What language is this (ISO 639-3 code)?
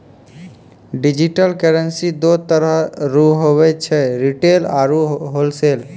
mai